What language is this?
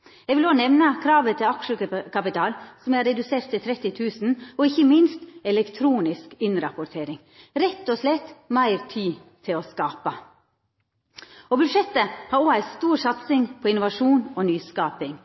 Norwegian Nynorsk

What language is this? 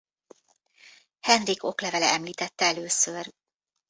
Hungarian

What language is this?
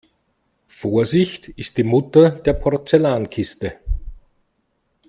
German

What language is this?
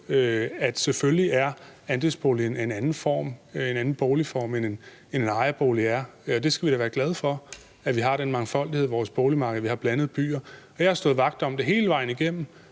Danish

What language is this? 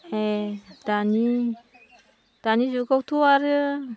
Bodo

